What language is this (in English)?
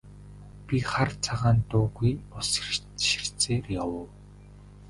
Mongolian